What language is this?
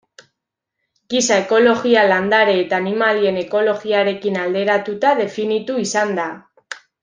Basque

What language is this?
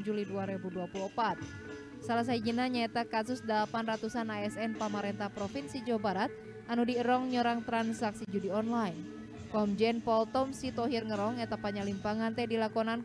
Indonesian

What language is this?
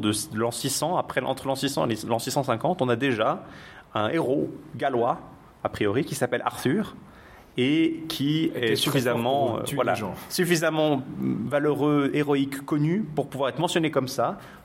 French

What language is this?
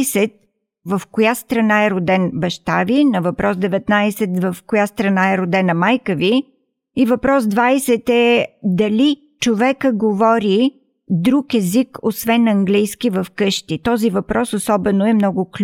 Bulgarian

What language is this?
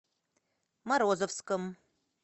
Russian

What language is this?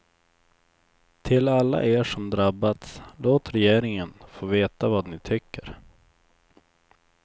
Swedish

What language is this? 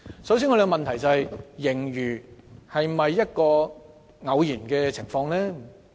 Cantonese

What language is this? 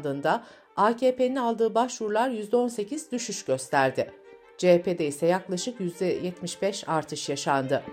Turkish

